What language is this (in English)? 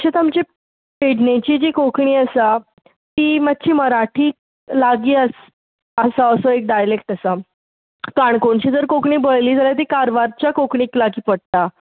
Konkani